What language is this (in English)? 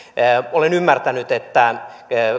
Finnish